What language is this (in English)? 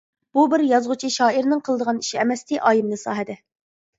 Uyghur